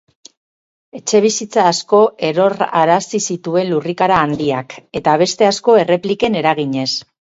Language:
Basque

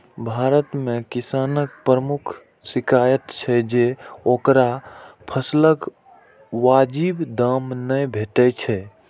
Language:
Maithili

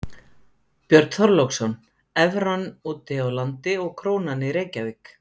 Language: Icelandic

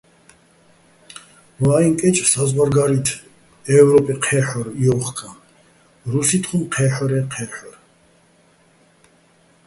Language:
Bats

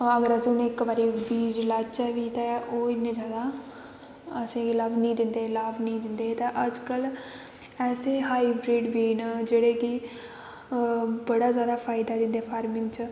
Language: Dogri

